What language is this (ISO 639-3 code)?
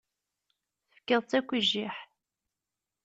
kab